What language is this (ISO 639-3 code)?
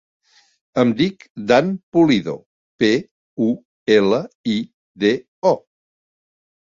cat